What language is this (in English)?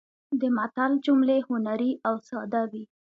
Pashto